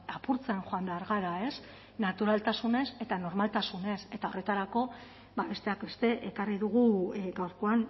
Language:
Basque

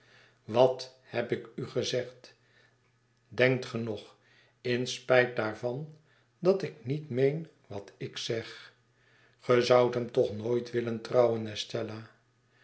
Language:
Dutch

